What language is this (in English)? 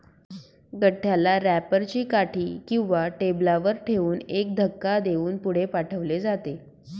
Marathi